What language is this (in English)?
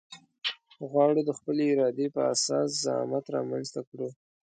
Pashto